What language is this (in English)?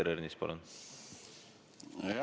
Estonian